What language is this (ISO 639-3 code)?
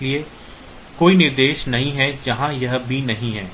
hin